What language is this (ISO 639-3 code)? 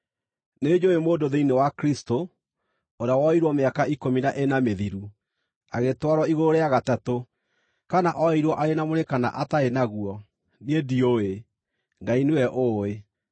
kik